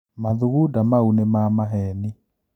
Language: Kikuyu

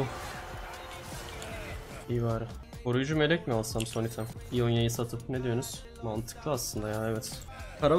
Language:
Turkish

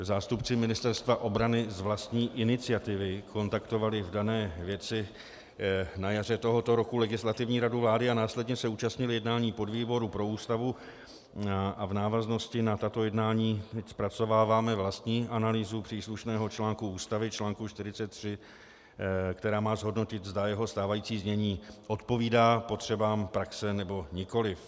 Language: Czech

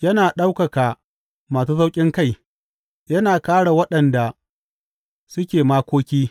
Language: Hausa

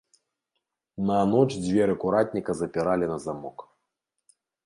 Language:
Belarusian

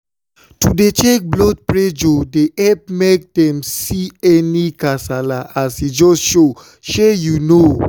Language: Nigerian Pidgin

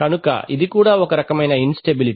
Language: Telugu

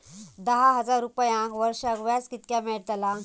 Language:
Marathi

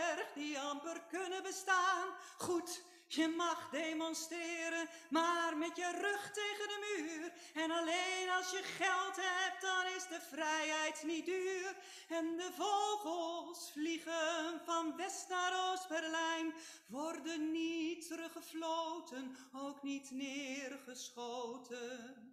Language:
Dutch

